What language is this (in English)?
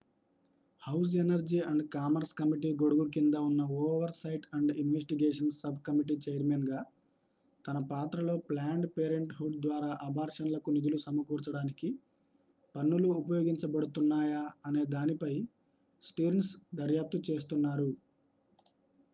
Telugu